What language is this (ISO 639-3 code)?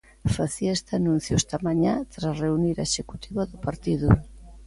glg